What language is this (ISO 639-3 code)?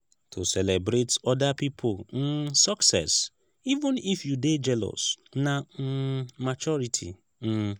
pcm